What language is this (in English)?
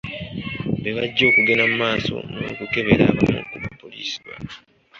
Ganda